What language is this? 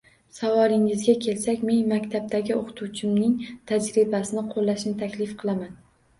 Uzbek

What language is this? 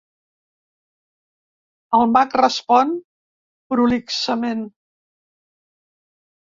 Catalan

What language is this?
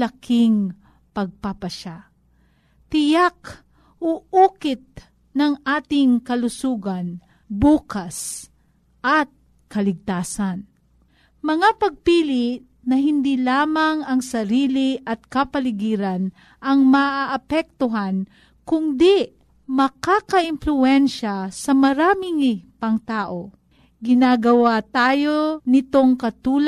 Filipino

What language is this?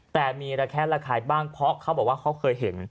Thai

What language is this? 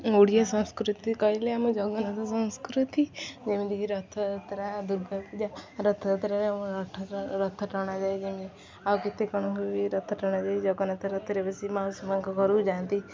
Odia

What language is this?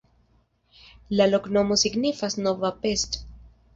Esperanto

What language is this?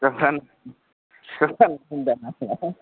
Bodo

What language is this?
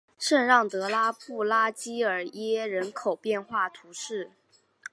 Chinese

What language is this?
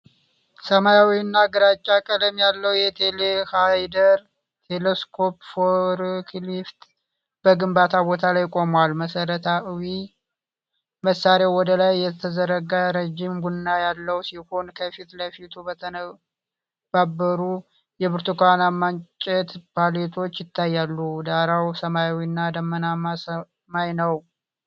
Amharic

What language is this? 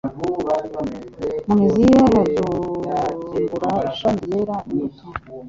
Kinyarwanda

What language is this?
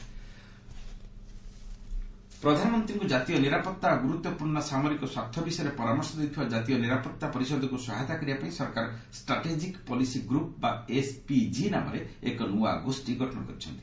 Odia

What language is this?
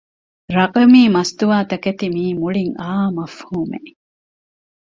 Divehi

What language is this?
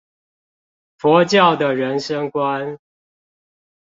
Chinese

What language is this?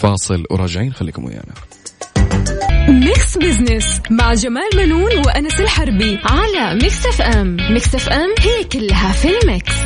Arabic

